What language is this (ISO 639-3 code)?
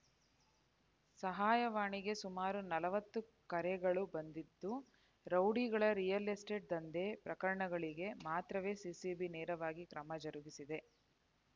kan